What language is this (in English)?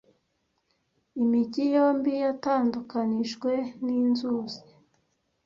Kinyarwanda